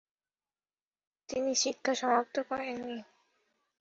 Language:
Bangla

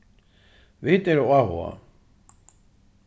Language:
Faroese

